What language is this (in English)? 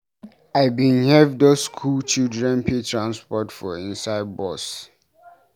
Nigerian Pidgin